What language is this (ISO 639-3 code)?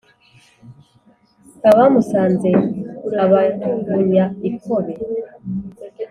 kin